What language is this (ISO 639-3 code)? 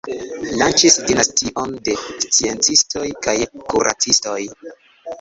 epo